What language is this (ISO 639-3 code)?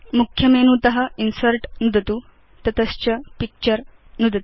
san